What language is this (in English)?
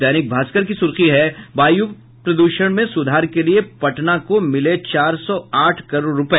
Hindi